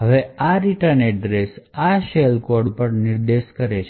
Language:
Gujarati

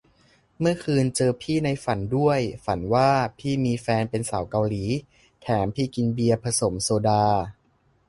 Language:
Thai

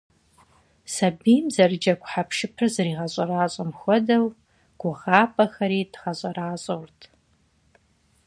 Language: Kabardian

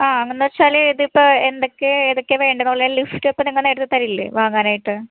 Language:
Malayalam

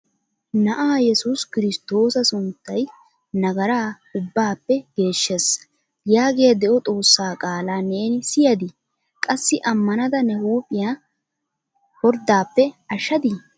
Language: Wolaytta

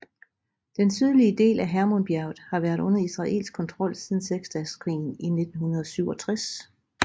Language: Danish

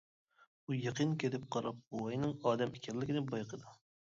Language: Uyghur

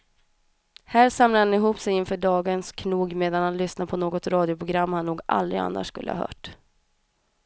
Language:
Swedish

